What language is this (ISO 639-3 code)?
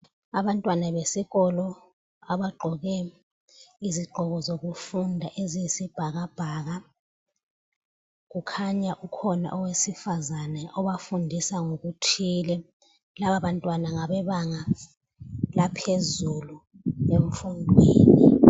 nde